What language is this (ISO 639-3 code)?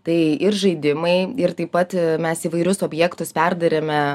lit